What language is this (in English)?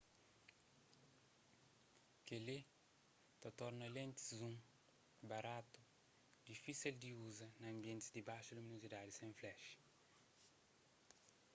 Kabuverdianu